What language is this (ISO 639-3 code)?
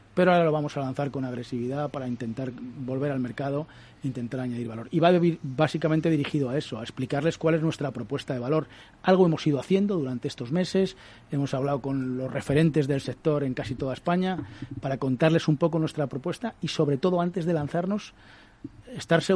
spa